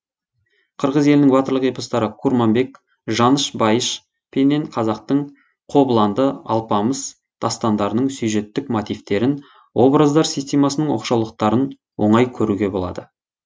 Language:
Kazakh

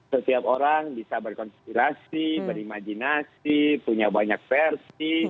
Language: Indonesian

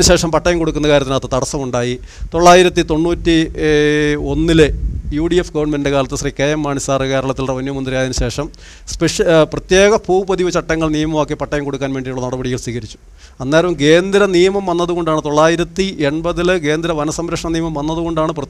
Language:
Malayalam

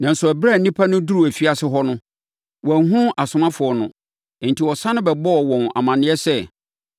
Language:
Akan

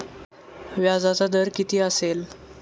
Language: Marathi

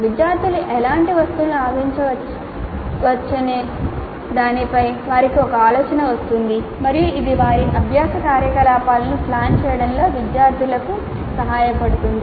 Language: Telugu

